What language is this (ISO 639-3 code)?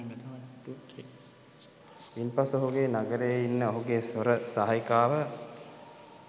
sin